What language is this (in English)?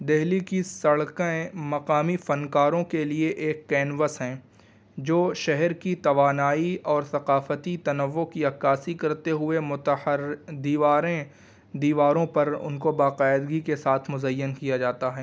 Urdu